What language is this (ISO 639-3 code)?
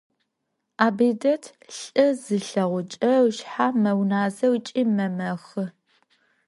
ady